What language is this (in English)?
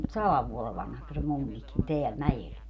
Finnish